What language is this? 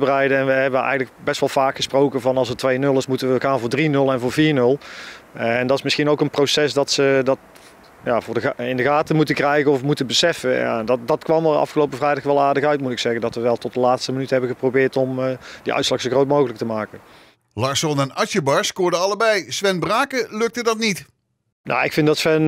Dutch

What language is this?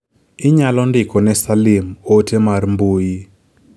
Luo (Kenya and Tanzania)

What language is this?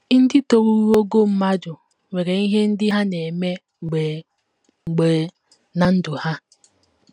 Igbo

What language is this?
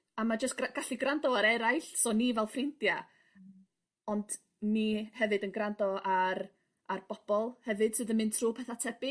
Welsh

